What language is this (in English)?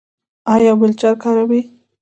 Pashto